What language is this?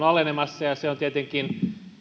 Finnish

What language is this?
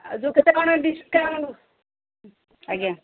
Odia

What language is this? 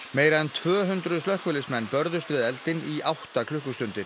Icelandic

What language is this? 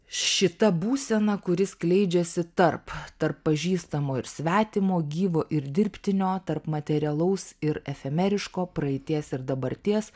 Lithuanian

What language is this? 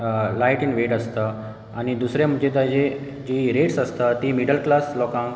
Konkani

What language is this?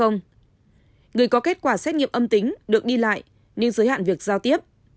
Vietnamese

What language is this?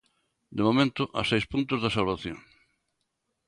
Galician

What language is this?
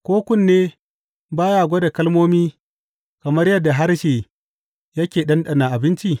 Hausa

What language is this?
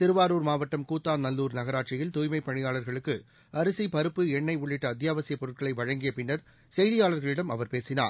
Tamil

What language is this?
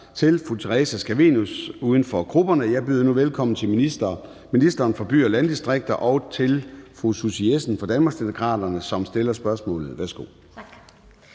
Danish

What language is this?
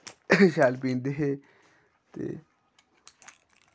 Dogri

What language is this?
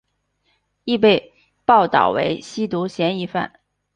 Chinese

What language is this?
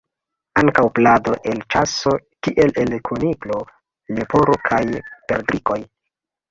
Esperanto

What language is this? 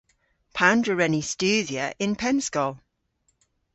Cornish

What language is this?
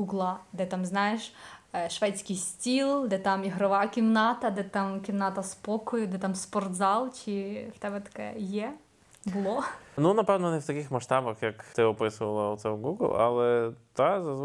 Ukrainian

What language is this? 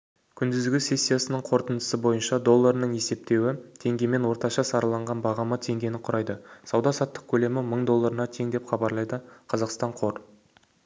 Kazakh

